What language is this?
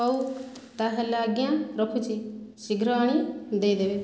Odia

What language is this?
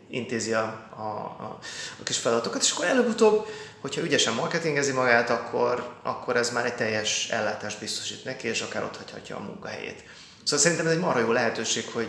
Hungarian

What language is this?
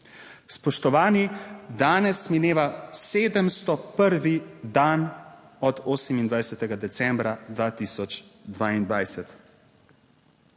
Slovenian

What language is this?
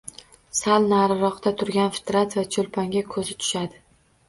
Uzbek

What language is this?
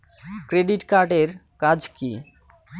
Bangla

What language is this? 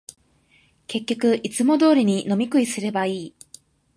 Japanese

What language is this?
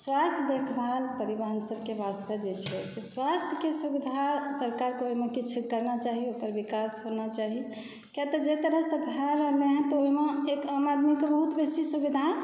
Maithili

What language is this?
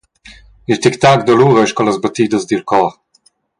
Romansh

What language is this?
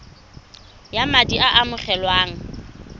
Tswana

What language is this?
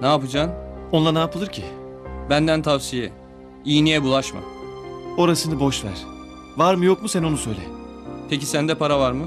Turkish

